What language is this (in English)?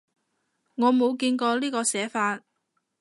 Cantonese